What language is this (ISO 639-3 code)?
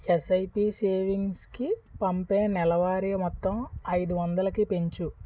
tel